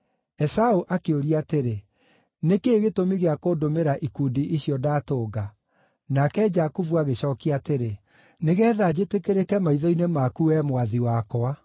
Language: Kikuyu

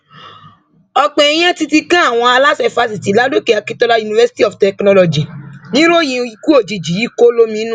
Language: Yoruba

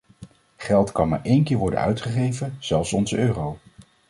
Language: Dutch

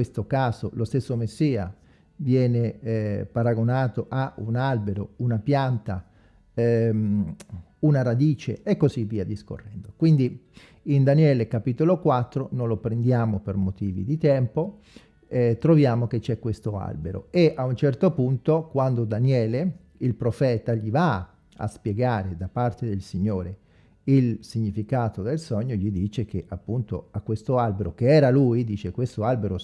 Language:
Italian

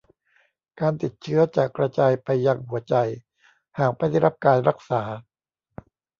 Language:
Thai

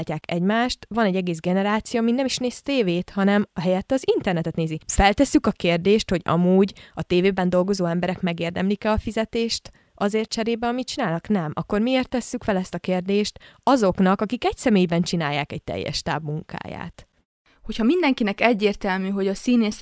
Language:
Hungarian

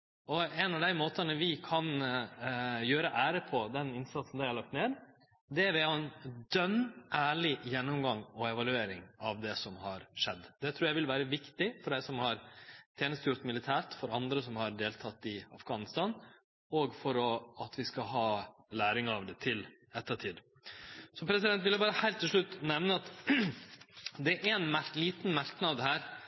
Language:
Norwegian Nynorsk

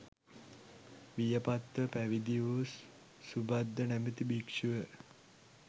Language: Sinhala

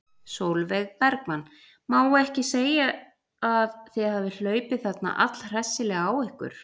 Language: Icelandic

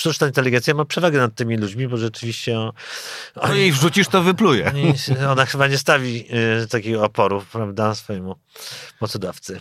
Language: Polish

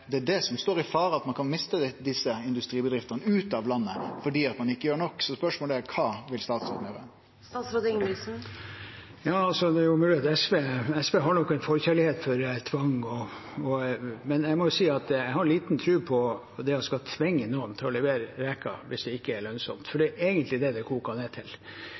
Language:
Norwegian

